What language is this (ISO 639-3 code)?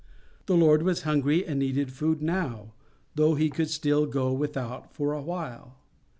eng